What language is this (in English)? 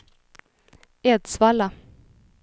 Swedish